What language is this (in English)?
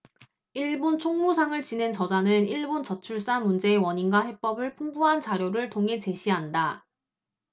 Korean